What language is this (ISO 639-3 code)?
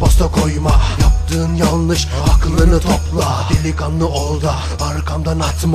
tur